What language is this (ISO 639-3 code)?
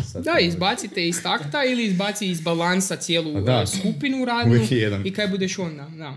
hrv